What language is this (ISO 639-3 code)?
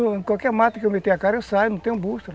por